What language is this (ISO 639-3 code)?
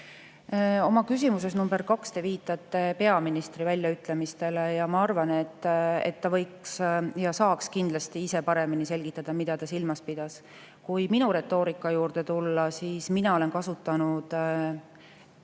est